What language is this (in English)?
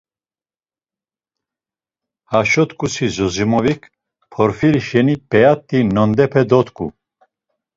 Laz